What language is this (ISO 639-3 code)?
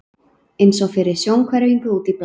isl